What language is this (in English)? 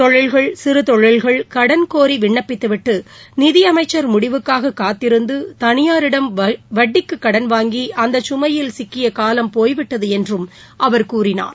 Tamil